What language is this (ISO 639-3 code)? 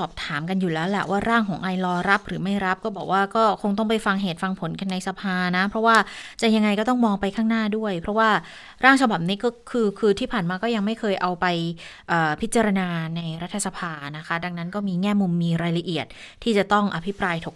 tha